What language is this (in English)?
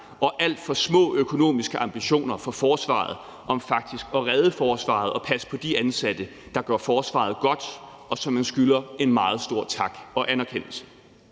Danish